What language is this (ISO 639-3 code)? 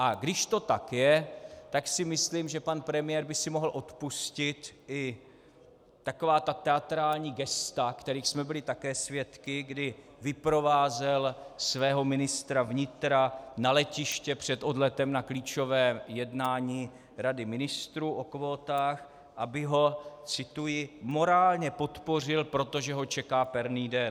ces